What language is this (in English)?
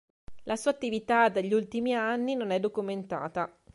Italian